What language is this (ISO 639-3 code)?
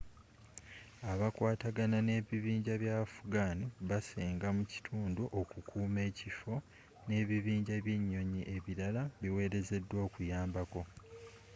lug